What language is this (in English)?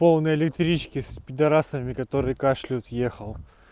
Russian